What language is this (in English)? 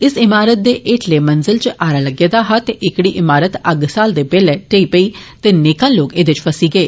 Dogri